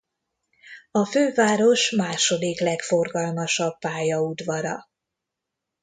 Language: Hungarian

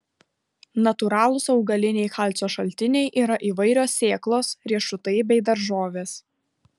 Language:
Lithuanian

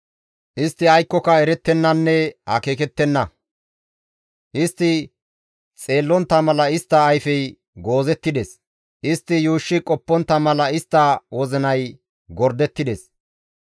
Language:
Gamo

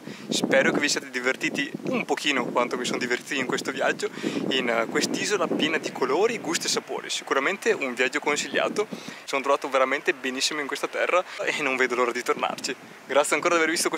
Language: Italian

